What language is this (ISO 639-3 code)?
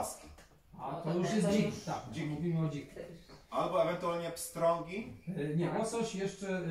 pol